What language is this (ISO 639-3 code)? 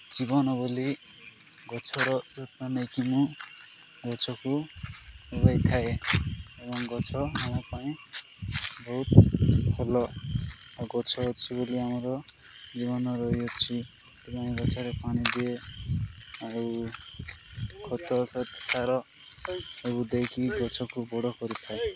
ori